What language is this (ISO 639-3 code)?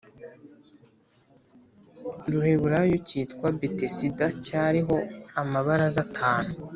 kin